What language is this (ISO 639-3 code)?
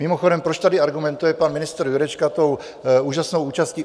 ces